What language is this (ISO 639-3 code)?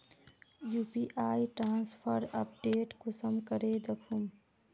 mag